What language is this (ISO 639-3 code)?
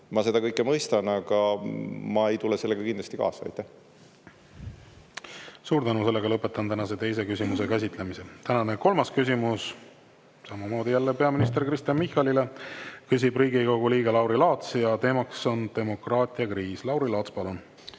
est